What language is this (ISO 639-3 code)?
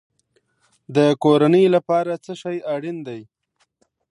pus